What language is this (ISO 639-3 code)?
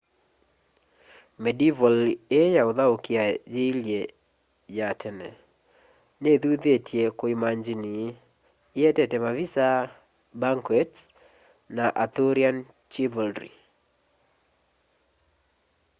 kam